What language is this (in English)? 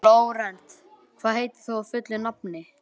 Icelandic